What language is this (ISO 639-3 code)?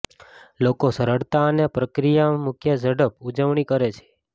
guj